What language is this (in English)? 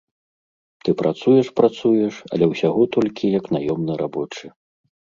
Belarusian